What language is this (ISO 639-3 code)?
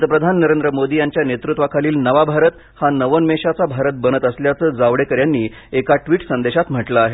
mar